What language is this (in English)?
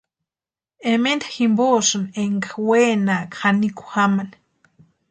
Western Highland Purepecha